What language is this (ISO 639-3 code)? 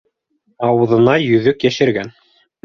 bak